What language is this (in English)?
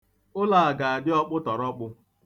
Igbo